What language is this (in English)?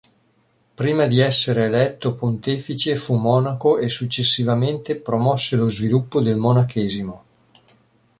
Italian